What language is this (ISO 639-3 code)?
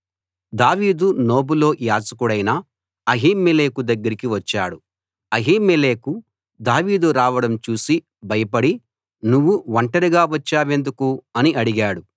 tel